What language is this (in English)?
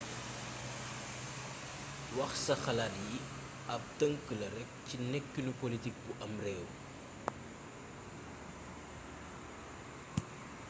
Wolof